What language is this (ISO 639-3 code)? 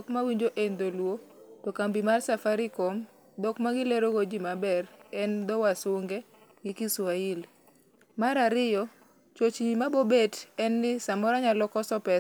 luo